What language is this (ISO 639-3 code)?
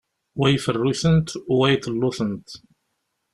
kab